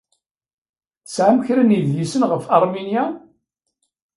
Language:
Kabyle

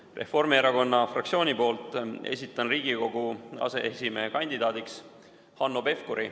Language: Estonian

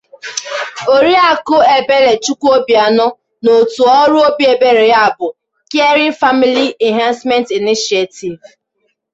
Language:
Igbo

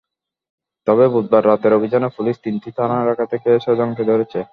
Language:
Bangla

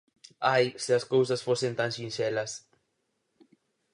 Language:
Galician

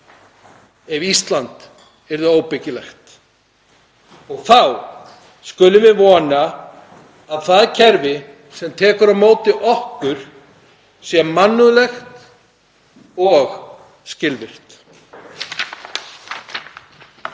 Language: Icelandic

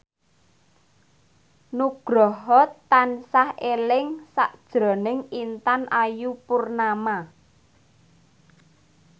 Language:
Javanese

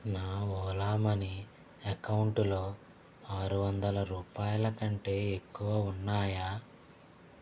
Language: Telugu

